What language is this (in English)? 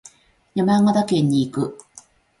Japanese